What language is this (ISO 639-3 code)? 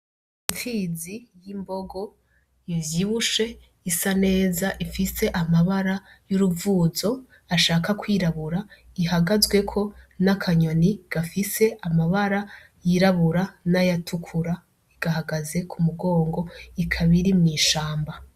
run